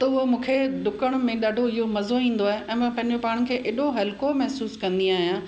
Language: Sindhi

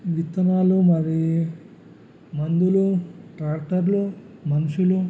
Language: Telugu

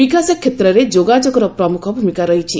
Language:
Odia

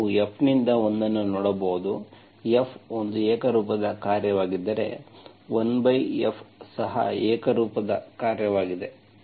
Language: Kannada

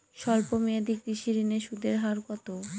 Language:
Bangla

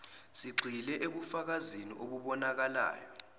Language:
Zulu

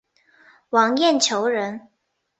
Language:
Chinese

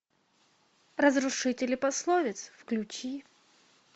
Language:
Russian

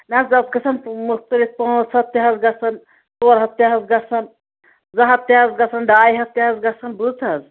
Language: Kashmiri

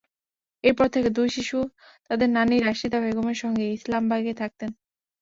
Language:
Bangla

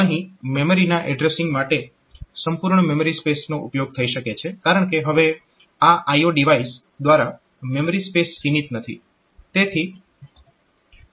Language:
Gujarati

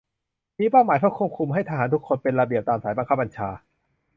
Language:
Thai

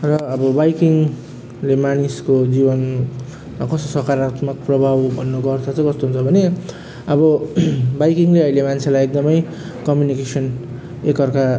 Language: Nepali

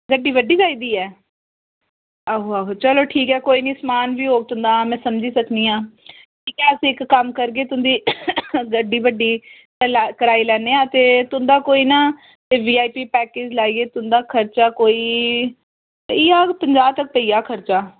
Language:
Dogri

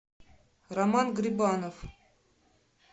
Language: Russian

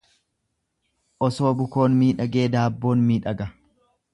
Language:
Oromo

